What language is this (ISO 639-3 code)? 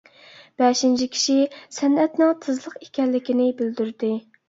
uig